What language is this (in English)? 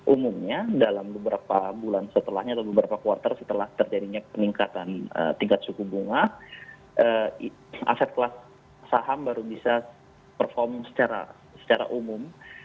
Indonesian